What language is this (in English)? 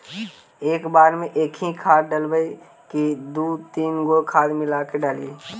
Magahi